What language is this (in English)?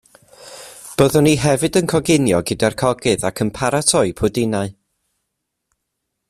Welsh